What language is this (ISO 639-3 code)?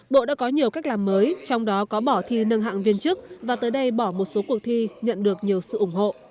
vie